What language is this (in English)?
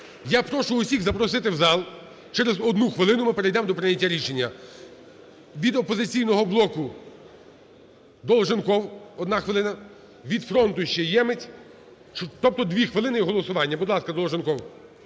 Ukrainian